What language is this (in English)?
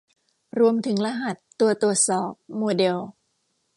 Thai